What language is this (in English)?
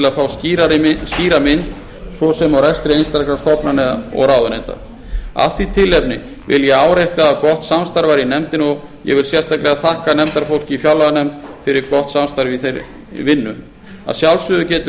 Icelandic